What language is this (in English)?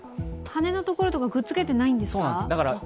Japanese